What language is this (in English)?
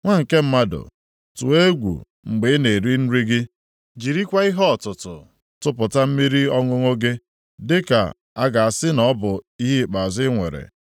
Igbo